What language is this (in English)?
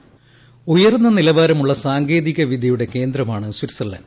Malayalam